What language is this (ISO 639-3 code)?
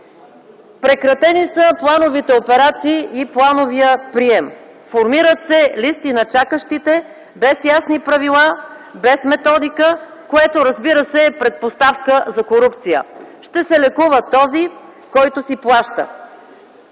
bul